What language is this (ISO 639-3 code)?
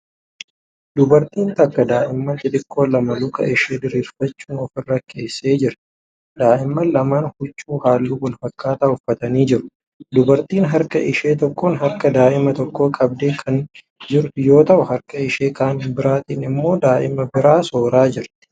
orm